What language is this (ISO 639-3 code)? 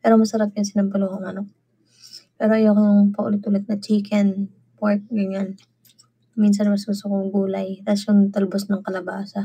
fil